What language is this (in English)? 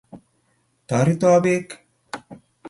Kalenjin